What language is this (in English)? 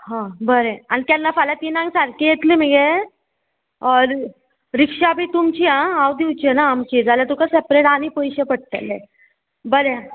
Konkani